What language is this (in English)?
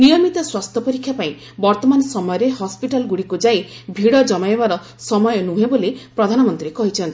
Odia